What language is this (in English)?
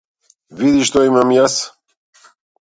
Macedonian